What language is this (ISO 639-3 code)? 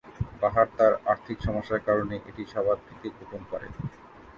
ben